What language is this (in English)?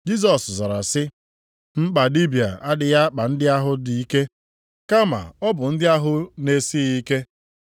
Igbo